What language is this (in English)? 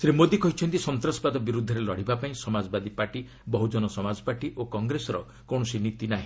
Odia